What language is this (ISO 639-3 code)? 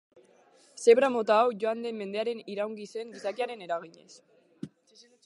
eus